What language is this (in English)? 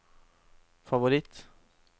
Norwegian